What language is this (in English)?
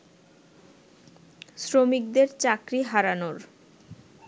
Bangla